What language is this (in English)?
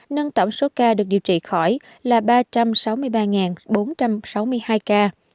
Vietnamese